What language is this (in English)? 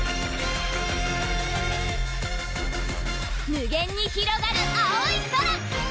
Japanese